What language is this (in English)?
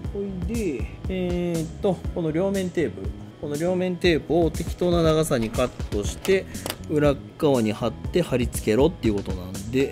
Japanese